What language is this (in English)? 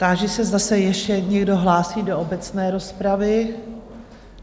Czech